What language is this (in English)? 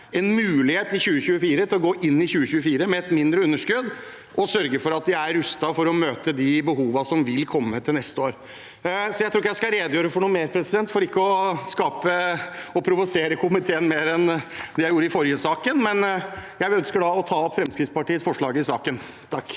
Norwegian